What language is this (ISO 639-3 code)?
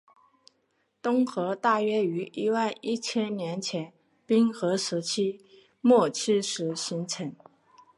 zho